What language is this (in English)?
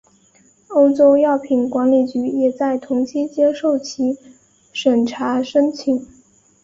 Chinese